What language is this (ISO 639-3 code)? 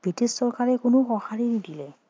asm